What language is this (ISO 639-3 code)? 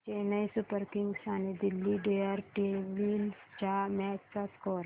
mar